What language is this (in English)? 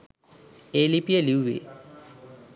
Sinhala